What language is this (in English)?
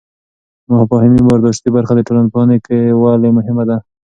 Pashto